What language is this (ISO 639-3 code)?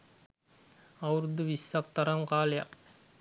sin